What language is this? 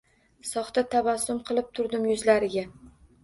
Uzbek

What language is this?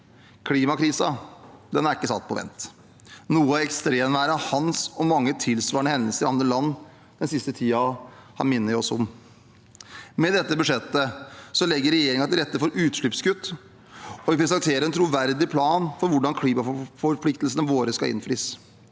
Norwegian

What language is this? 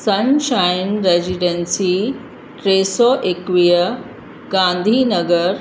Sindhi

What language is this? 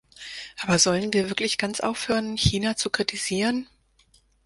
German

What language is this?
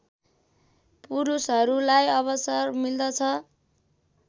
Nepali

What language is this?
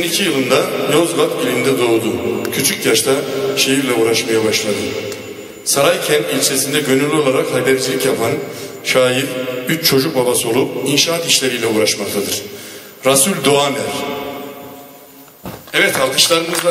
Turkish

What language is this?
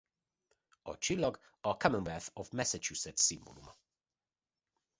Hungarian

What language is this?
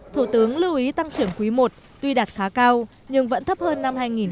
Vietnamese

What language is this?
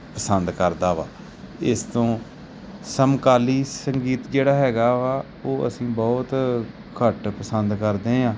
Punjabi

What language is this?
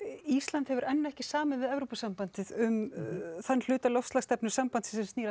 Icelandic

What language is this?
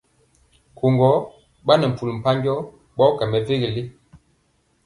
Mpiemo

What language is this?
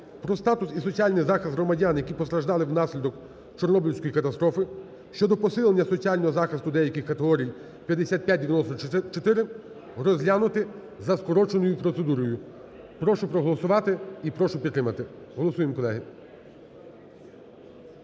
Ukrainian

